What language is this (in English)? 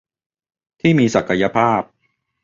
Thai